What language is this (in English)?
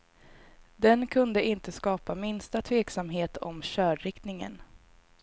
Swedish